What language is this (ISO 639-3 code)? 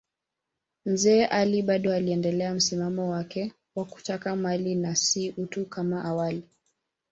swa